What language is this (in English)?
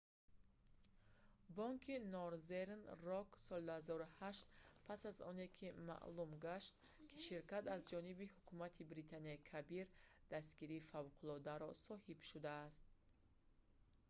Tajik